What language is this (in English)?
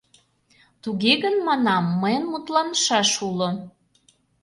Mari